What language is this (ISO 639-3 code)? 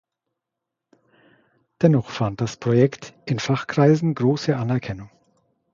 deu